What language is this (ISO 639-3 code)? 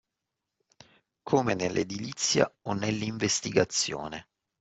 ita